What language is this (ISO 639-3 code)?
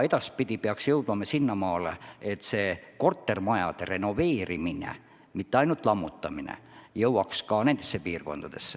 est